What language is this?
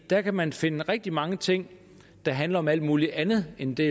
Danish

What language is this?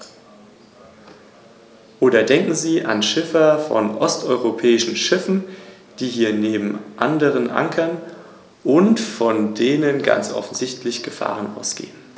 German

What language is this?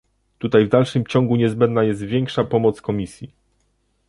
Polish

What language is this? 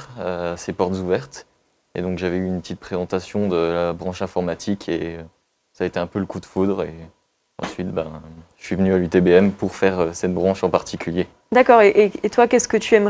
French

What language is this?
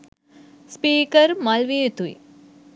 Sinhala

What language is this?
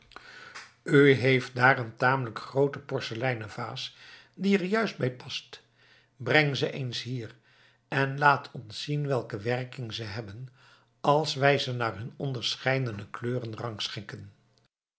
Dutch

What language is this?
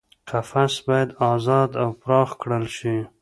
Pashto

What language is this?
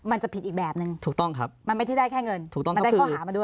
Thai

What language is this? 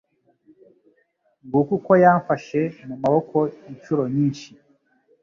Kinyarwanda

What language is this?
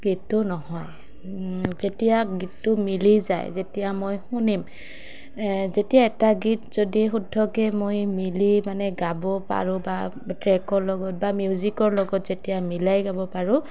Assamese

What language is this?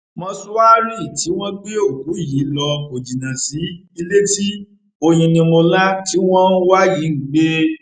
Yoruba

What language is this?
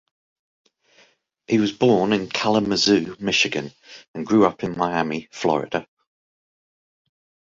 English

